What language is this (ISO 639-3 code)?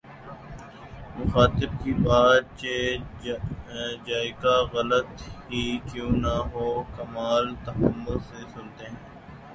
urd